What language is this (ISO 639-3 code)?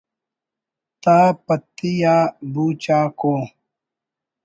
brh